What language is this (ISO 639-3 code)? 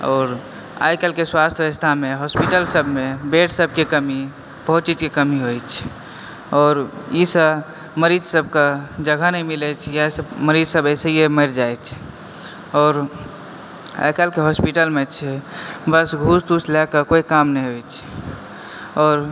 mai